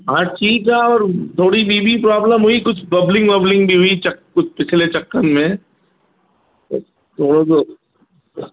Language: Sindhi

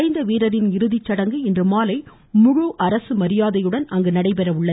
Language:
Tamil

